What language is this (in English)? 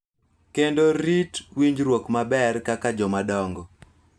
Luo (Kenya and Tanzania)